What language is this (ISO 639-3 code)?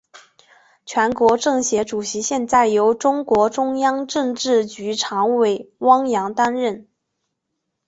zho